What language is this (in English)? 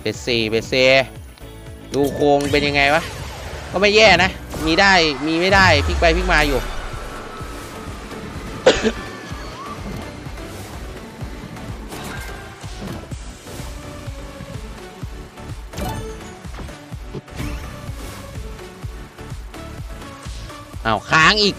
Thai